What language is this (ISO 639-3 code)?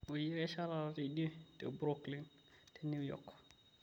mas